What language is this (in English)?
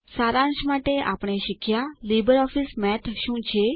Gujarati